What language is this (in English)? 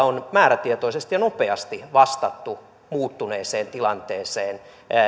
Finnish